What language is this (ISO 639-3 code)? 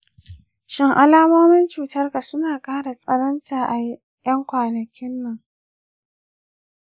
hau